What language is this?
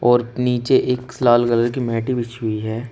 Hindi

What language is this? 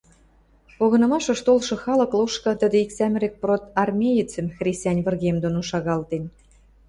Western Mari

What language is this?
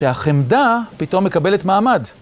Hebrew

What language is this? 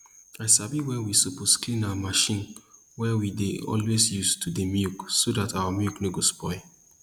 Nigerian Pidgin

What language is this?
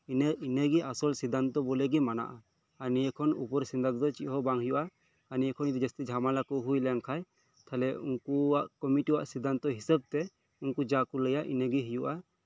Santali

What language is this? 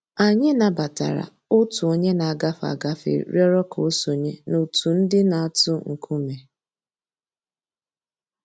Igbo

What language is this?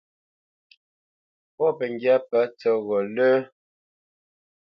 Bamenyam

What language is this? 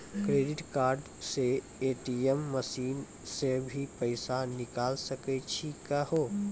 Maithili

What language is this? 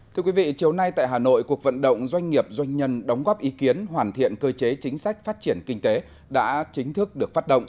Vietnamese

